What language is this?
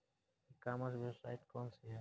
Bhojpuri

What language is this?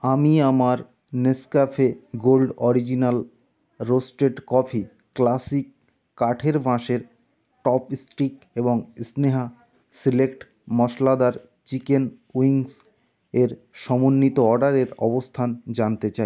Bangla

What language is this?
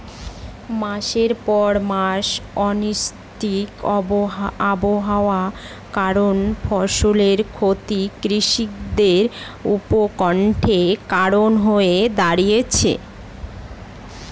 Bangla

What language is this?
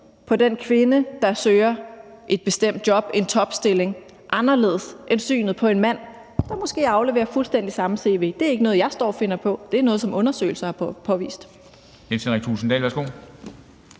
Danish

